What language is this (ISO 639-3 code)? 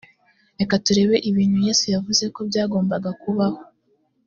kin